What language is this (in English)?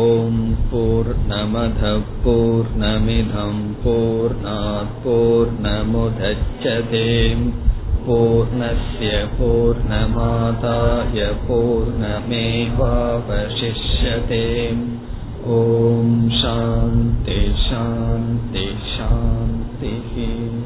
Tamil